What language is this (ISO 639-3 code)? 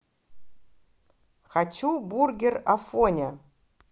rus